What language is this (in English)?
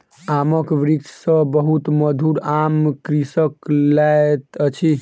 Maithili